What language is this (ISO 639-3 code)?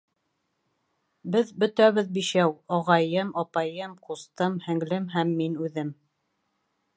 bak